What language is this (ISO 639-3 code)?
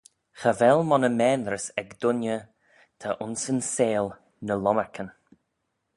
glv